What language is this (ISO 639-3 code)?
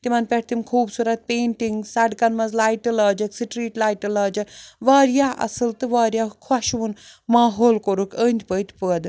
kas